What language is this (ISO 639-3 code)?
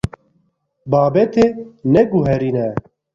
kur